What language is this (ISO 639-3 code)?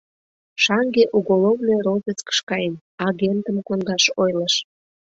chm